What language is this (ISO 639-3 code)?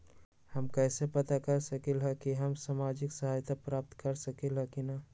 mag